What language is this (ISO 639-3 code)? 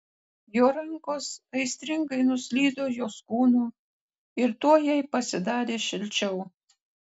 lit